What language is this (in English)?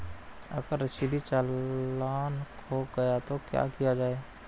Hindi